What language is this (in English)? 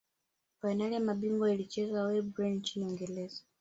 Swahili